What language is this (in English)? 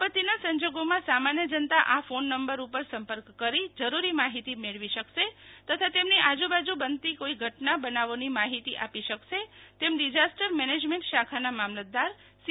Gujarati